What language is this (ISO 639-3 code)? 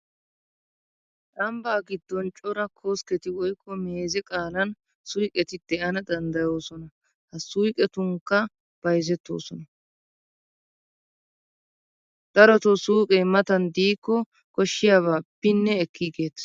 wal